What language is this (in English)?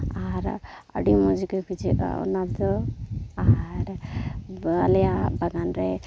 Santali